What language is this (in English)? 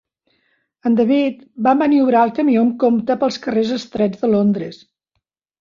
Catalan